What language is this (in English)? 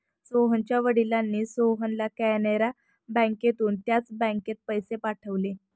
Marathi